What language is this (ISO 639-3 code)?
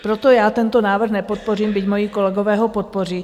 ces